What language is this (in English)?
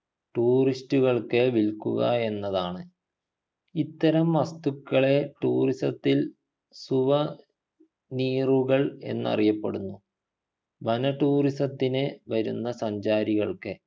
Malayalam